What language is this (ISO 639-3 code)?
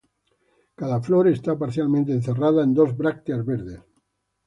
spa